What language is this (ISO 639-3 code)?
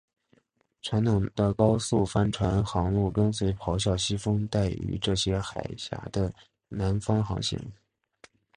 zho